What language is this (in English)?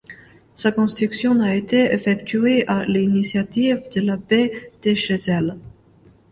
French